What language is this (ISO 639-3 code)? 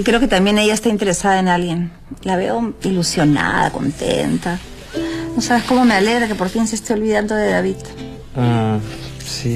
spa